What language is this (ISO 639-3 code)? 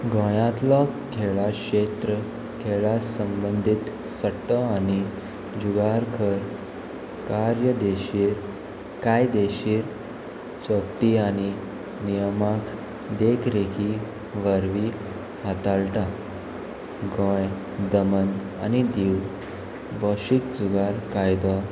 kok